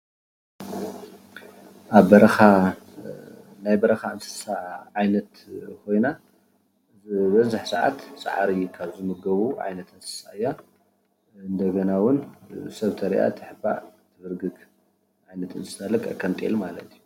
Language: Tigrinya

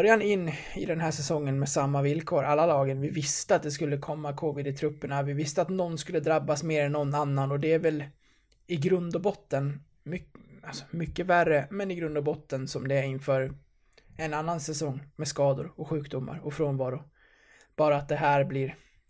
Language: Swedish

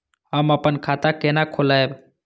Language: Maithili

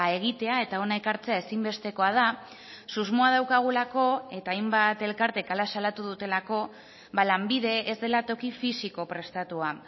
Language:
Basque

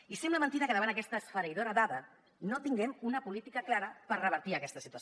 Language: Catalan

